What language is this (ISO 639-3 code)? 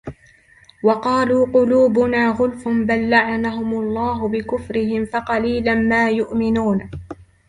ara